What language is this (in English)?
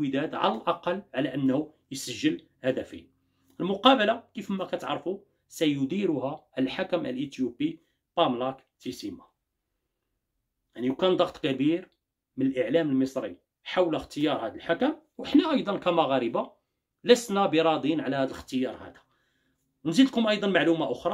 Arabic